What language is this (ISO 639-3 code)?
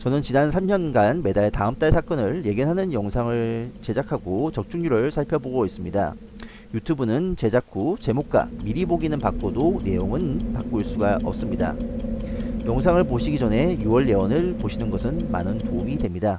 kor